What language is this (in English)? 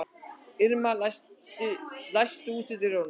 Icelandic